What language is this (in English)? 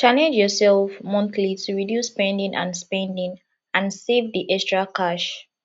Nigerian Pidgin